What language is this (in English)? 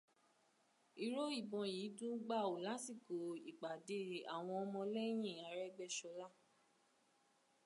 Yoruba